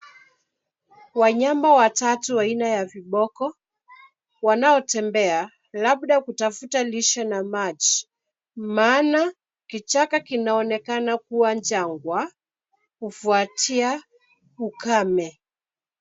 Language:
Swahili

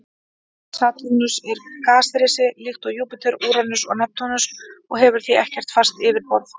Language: Icelandic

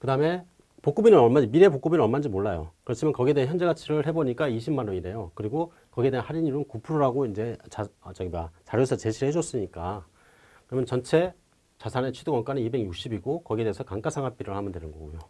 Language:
Korean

